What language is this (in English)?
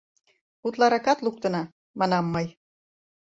Mari